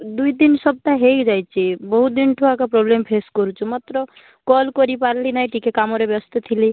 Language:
Odia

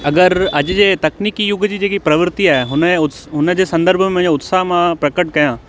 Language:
Sindhi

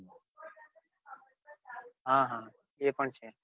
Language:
Gujarati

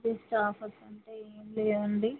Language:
Telugu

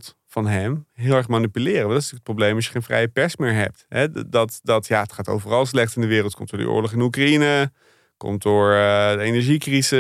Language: Dutch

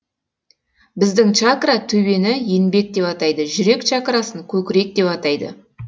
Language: Kazakh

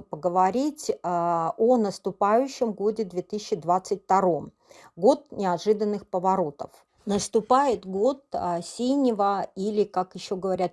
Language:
Russian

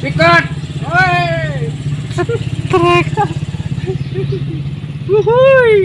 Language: Indonesian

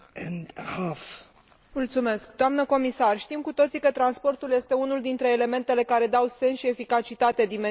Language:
Romanian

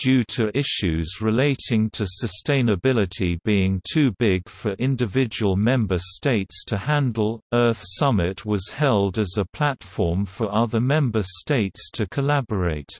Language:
English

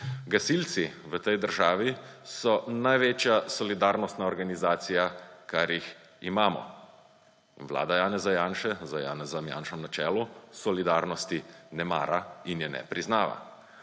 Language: Slovenian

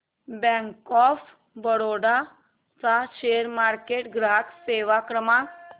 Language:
Marathi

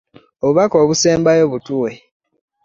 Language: Ganda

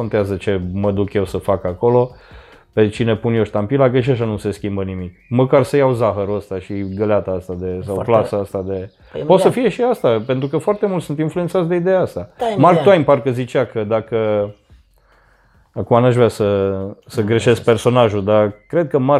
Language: Romanian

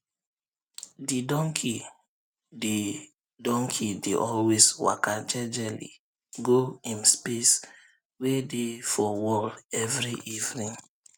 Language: Nigerian Pidgin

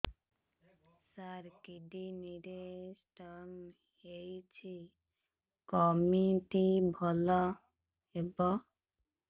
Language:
Odia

